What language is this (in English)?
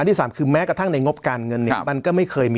Thai